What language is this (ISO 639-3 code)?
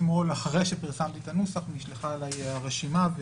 heb